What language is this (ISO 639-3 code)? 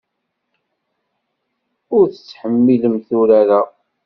kab